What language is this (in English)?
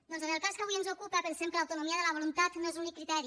Catalan